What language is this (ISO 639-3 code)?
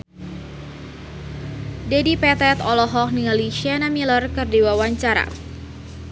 sun